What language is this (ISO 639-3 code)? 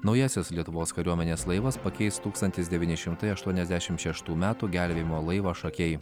lit